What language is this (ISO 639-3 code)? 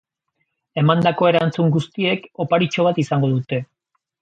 eus